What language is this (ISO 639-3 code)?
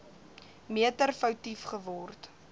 afr